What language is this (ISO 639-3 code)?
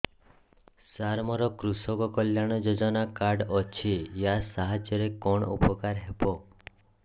ori